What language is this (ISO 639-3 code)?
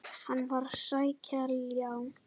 isl